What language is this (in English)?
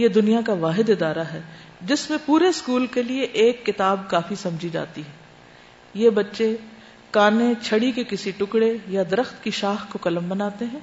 Urdu